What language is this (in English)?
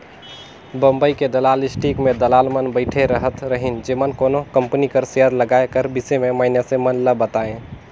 Chhattisgarhi